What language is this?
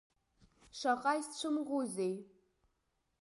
Abkhazian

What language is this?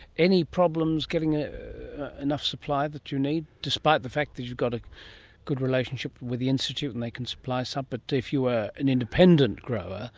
English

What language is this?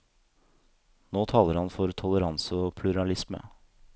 Norwegian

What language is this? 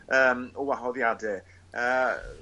Welsh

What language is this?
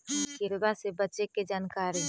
Magahi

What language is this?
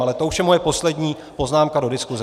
Czech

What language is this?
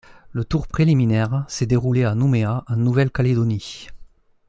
French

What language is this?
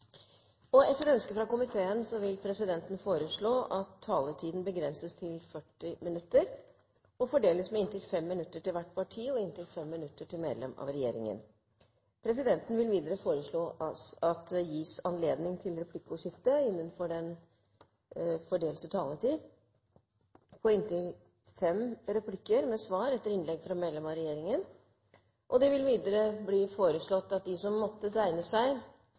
Norwegian Bokmål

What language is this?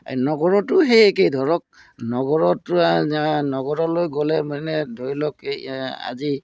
Assamese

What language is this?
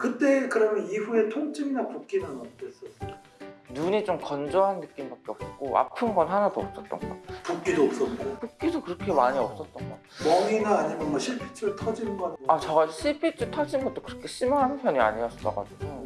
Korean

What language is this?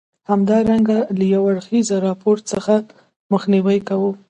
Pashto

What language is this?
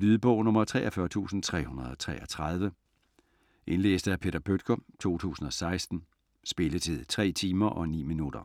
Danish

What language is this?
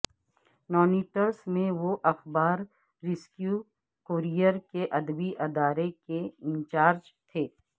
Urdu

